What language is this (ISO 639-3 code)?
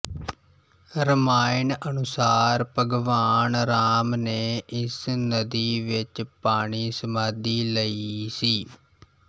pan